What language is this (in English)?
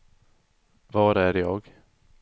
Swedish